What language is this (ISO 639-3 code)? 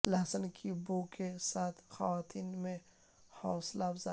urd